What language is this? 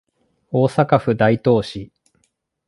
Japanese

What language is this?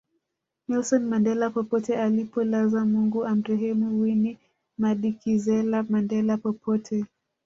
Swahili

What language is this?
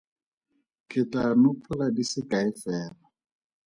Tswana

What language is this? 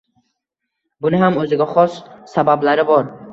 Uzbek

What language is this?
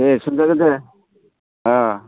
Bodo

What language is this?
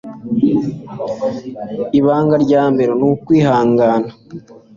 Kinyarwanda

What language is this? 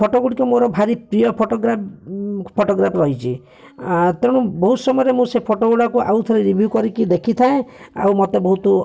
Odia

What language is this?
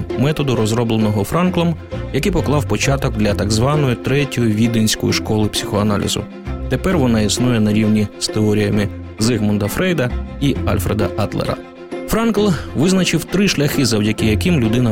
Ukrainian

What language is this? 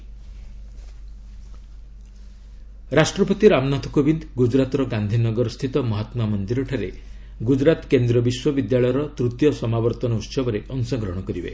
Odia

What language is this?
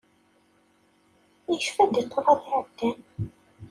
Kabyle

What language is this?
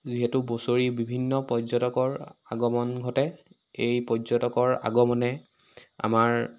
Assamese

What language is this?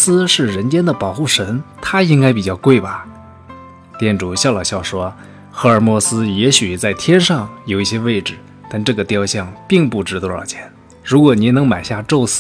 Chinese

